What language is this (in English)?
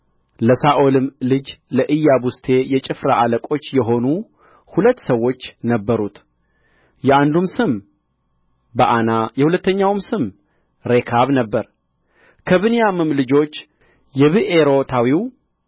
Amharic